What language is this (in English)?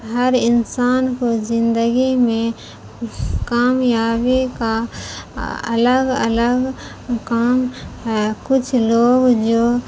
Urdu